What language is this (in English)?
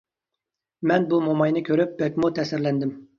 Uyghur